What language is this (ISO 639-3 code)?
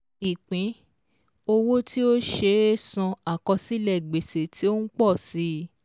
yor